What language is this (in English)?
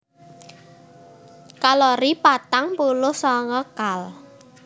Javanese